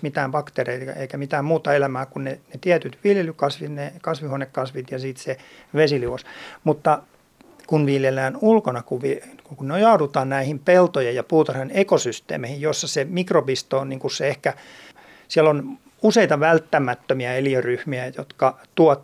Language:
Finnish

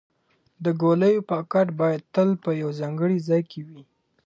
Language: Pashto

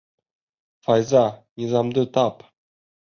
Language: Bashkir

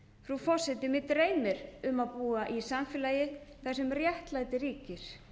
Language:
Icelandic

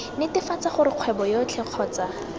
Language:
Tswana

